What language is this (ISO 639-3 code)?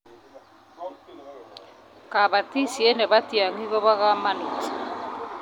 kln